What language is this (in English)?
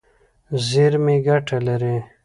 Pashto